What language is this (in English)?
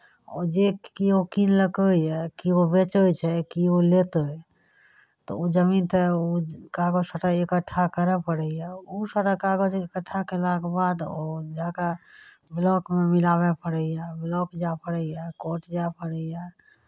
Maithili